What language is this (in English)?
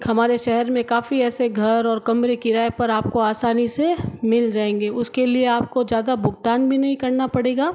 Hindi